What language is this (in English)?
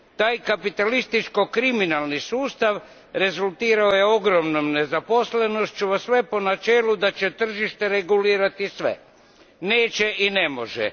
Croatian